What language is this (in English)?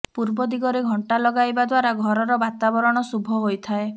Odia